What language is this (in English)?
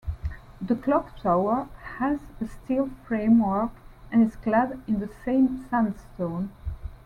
English